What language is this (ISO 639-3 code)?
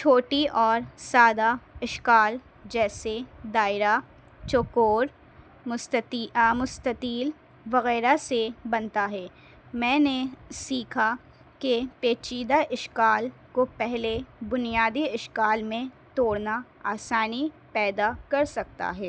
urd